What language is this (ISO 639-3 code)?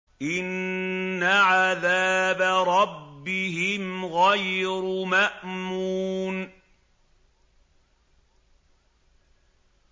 ara